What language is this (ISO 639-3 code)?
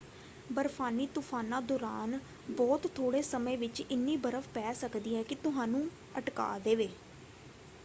pan